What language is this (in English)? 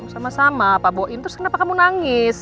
Indonesian